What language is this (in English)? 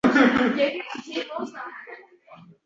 Uzbek